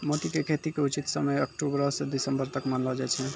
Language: Maithili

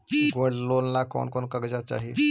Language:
Magahi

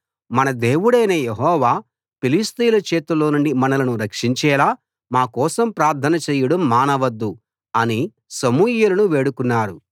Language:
Telugu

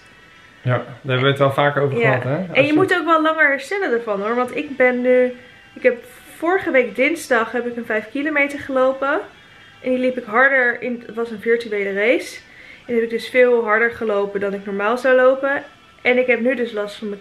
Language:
Dutch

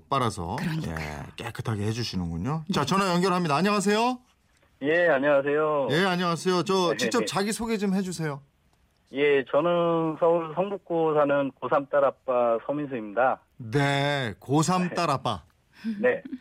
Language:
Korean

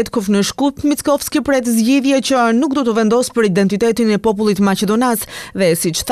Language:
Romanian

